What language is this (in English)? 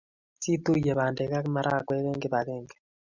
Kalenjin